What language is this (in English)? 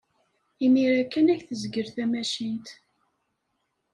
Kabyle